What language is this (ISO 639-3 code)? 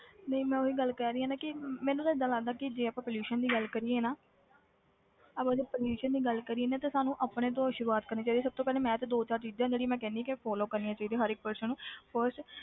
pan